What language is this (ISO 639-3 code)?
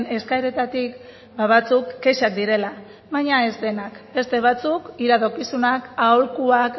eus